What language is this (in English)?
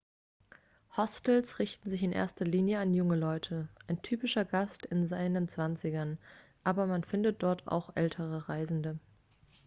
German